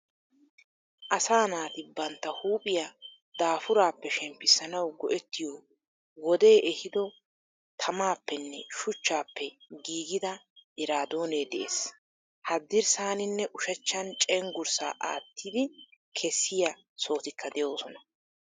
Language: Wolaytta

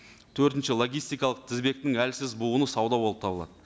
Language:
Kazakh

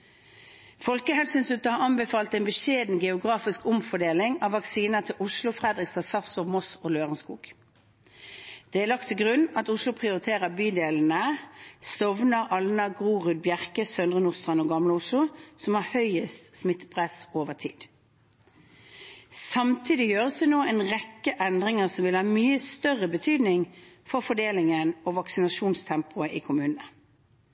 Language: Norwegian Bokmål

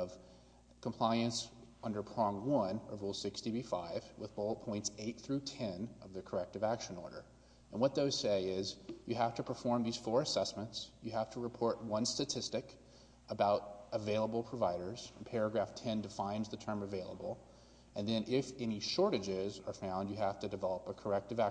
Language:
English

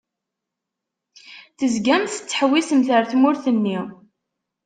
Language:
Kabyle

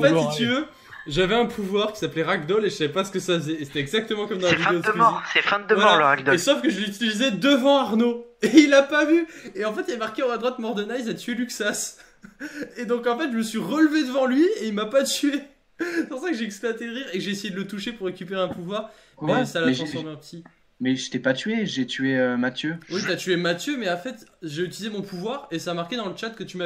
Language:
French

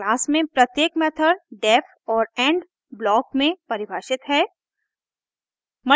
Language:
Hindi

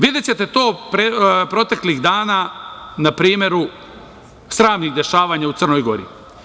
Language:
Serbian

